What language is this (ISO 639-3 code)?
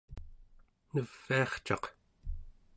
esu